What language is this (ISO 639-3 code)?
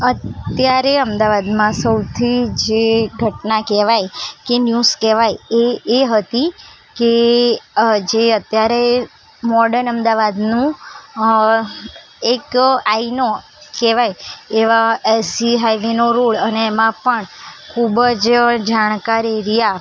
guj